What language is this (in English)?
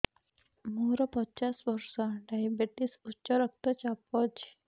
Odia